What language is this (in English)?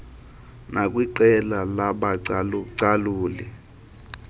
Xhosa